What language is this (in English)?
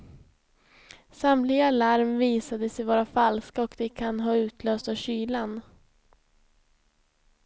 Swedish